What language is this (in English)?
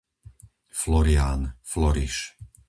Slovak